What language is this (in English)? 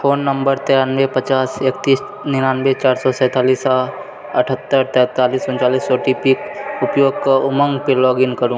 Maithili